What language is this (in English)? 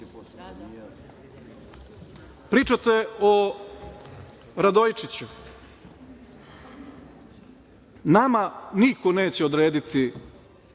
Serbian